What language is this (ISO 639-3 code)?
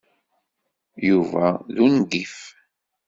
kab